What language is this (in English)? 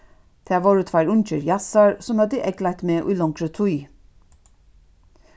Faroese